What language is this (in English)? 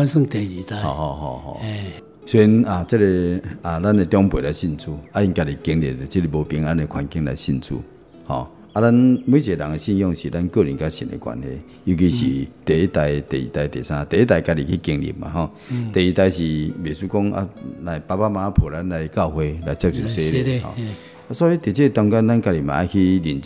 Chinese